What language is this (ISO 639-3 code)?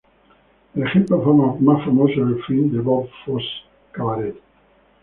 spa